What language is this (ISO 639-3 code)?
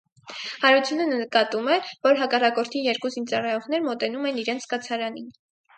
hye